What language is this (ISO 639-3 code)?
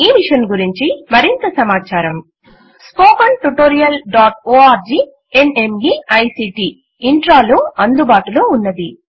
tel